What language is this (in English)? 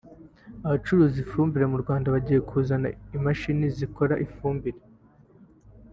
Kinyarwanda